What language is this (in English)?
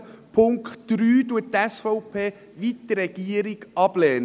Swiss German